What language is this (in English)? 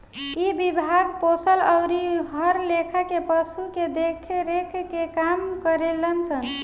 Bhojpuri